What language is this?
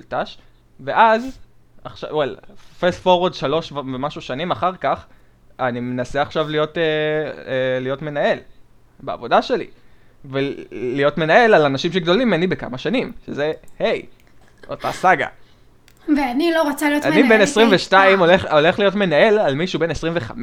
Hebrew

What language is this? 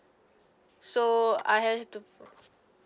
English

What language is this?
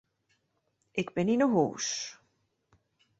Western Frisian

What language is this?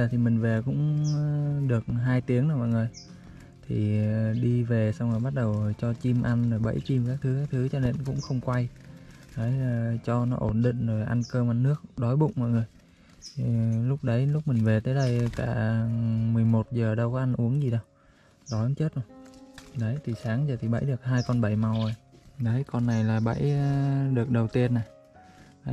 Vietnamese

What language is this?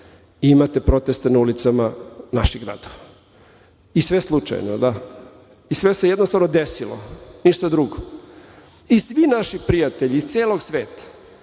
Serbian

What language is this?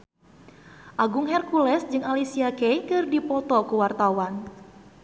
Sundanese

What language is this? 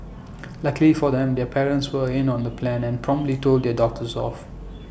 English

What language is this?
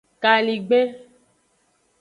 Aja (Benin)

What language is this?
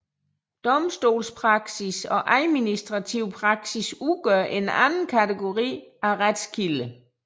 Danish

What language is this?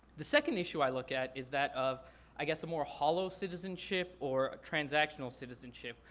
English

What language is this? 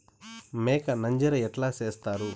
Telugu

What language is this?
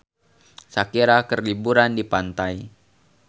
Sundanese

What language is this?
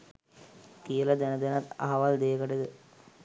Sinhala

